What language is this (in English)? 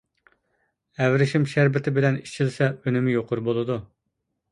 Uyghur